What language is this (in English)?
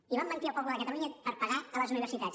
Catalan